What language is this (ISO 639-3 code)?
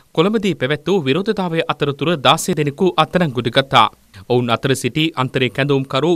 tur